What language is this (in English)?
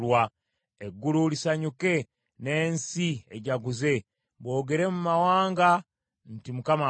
Ganda